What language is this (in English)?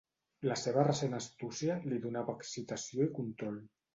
Catalan